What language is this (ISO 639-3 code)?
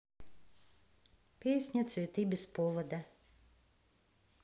rus